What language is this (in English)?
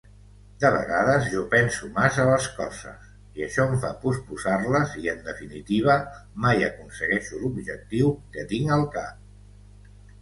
Catalan